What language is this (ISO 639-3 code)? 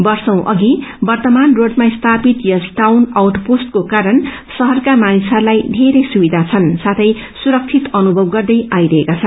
nep